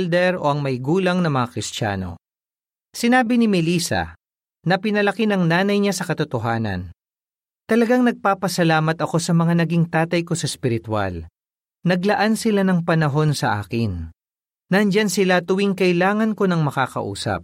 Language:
Filipino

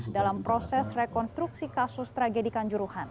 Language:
Indonesian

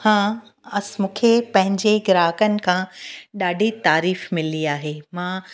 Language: Sindhi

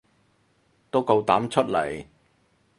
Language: Cantonese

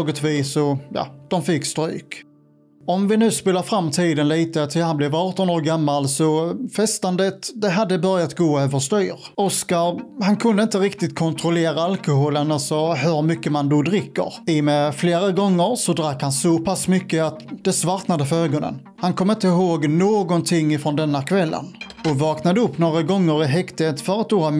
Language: Swedish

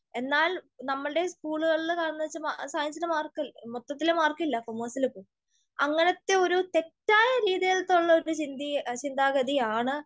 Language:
Malayalam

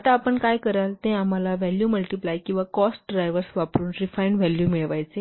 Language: Marathi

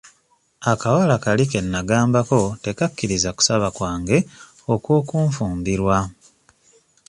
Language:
Ganda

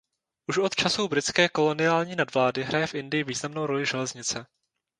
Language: Czech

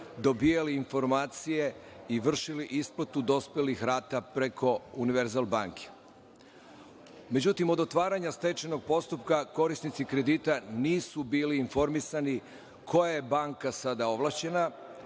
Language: Serbian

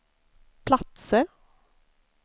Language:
Swedish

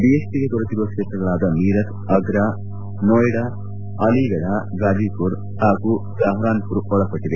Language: Kannada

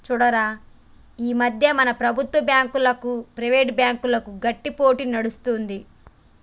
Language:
Telugu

